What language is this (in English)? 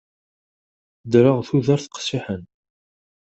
Kabyle